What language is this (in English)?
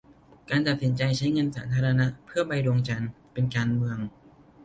Thai